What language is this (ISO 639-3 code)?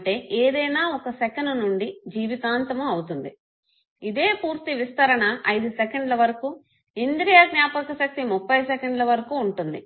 tel